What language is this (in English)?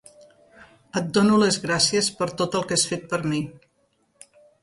Catalan